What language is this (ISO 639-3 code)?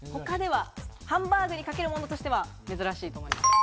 jpn